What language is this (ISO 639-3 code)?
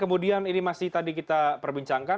ind